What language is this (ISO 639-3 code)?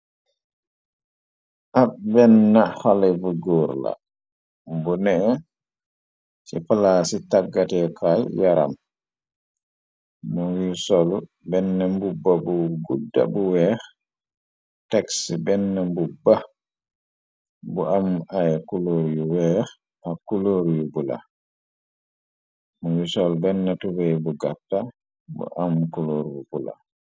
wol